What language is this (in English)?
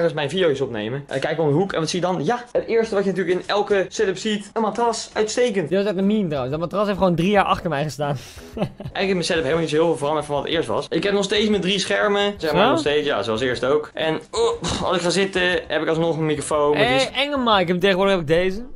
Dutch